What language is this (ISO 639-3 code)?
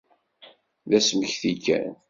kab